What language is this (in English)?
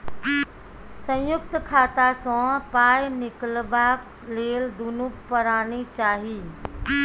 Maithili